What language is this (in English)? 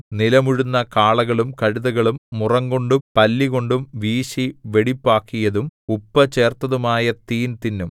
Malayalam